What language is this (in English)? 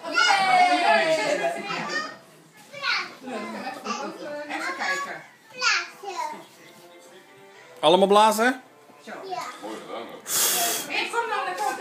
Dutch